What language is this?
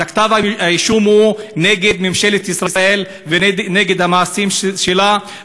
Hebrew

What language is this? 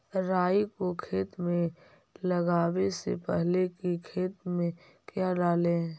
Magahi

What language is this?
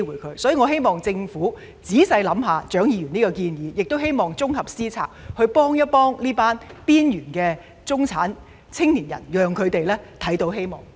Cantonese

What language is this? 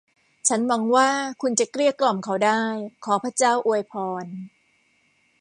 Thai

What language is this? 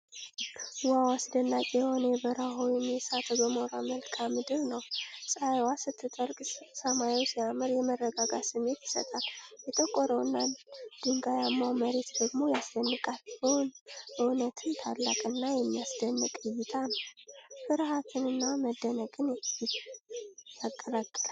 Amharic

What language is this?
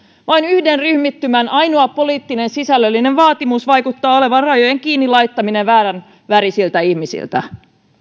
Finnish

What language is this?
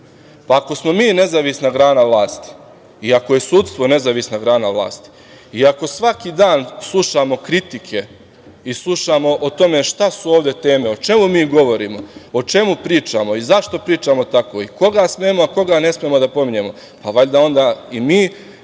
Serbian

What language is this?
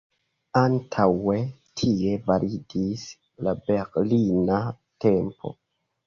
Esperanto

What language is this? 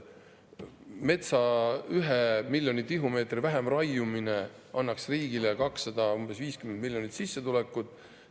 Estonian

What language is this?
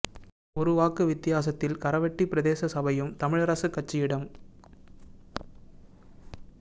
Tamil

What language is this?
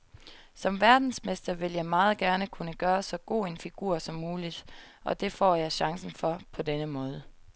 Danish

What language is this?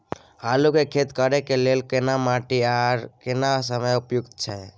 Maithili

